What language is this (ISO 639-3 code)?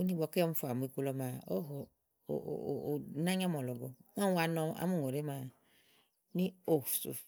ahl